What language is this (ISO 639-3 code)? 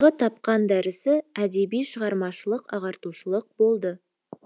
kaz